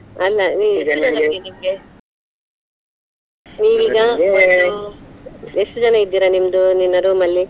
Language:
Kannada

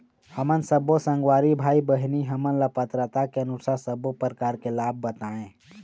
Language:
Chhattisgarhi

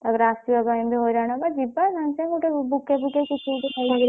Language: Odia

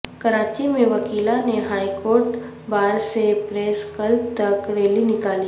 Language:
Urdu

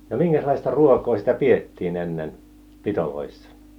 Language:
Finnish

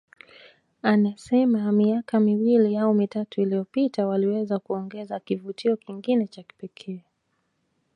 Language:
Swahili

